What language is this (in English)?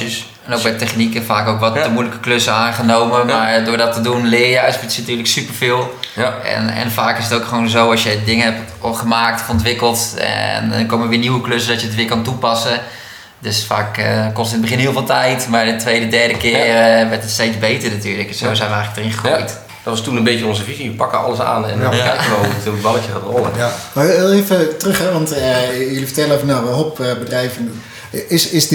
Dutch